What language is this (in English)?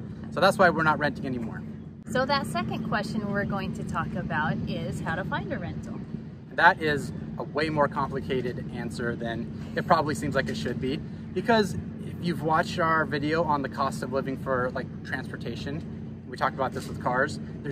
English